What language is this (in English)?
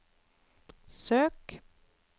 Norwegian